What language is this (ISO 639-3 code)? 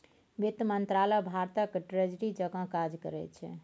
mai